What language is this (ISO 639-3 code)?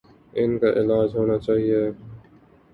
urd